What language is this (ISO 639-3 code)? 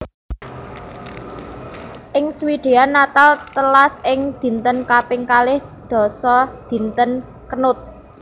jav